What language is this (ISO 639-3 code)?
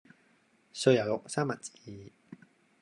yue